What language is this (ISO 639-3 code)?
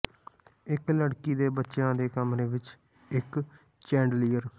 pan